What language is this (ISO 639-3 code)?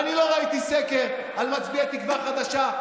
heb